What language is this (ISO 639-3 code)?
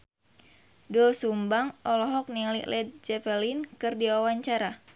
sun